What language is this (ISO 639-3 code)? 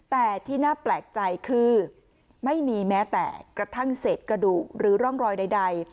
tha